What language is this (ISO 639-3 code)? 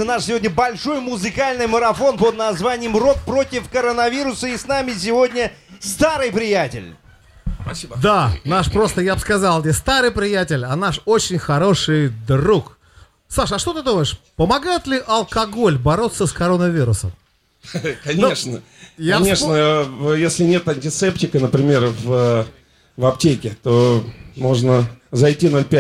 rus